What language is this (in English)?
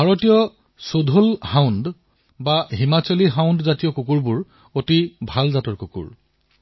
Assamese